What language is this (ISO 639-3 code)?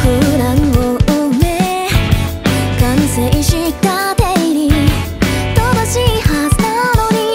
kor